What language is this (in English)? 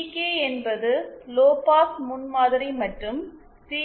Tamil